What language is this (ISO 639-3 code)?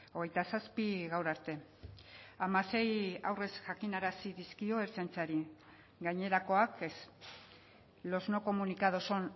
eus